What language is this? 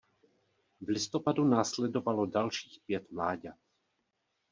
Czech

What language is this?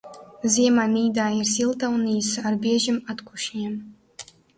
Latvian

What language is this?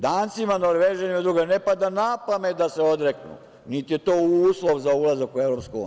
Serbian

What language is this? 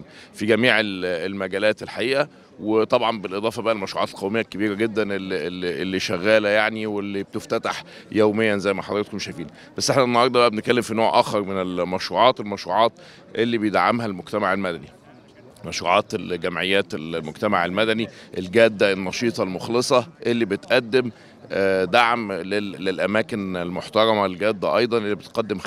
Arabic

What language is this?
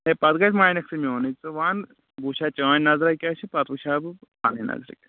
Kashmiri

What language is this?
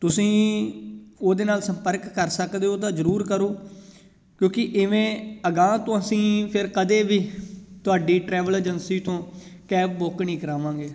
Punjabi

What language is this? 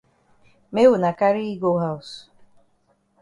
Cameroon Pidgin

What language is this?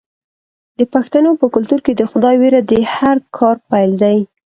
Pashto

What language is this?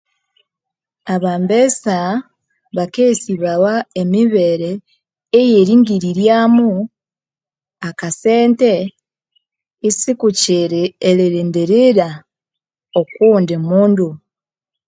Konzo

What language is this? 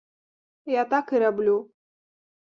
Belarusian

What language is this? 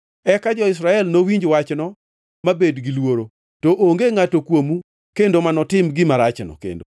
Luo (Kenya and Tanzania)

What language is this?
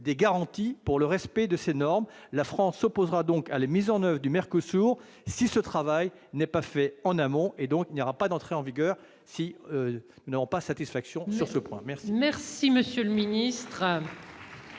French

